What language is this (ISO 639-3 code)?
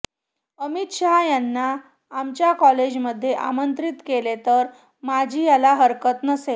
mar